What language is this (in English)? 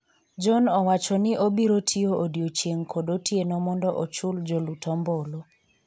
Luo (Kenya and Tanzania)